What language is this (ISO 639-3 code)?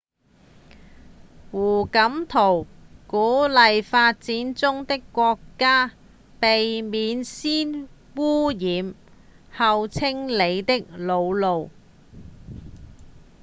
yue